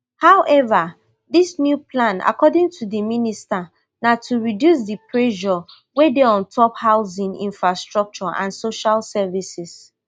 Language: Nigerian Pidgin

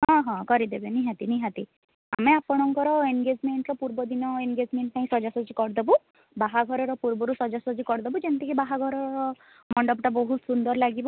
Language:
Odia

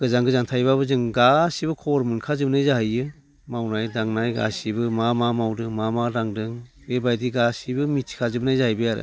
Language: Bodo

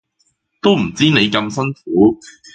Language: Cantonese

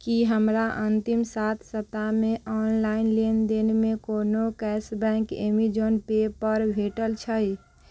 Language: Maithili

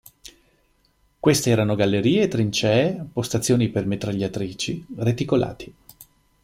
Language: Italian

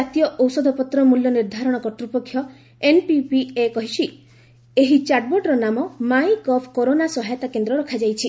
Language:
Odia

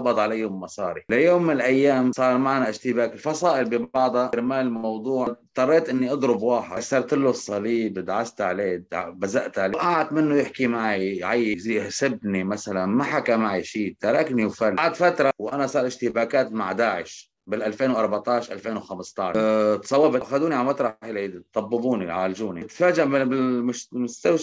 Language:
Arabic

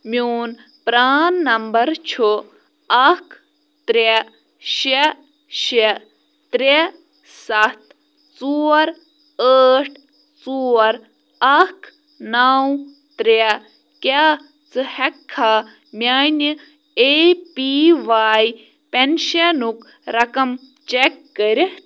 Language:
Kashmiri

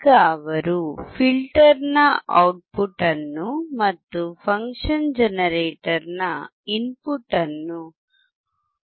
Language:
Kannada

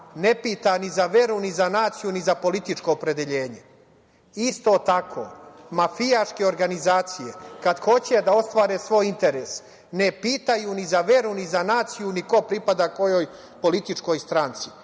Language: Serbian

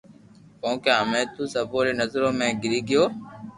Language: Loarki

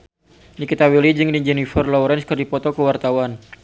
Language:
Sundanese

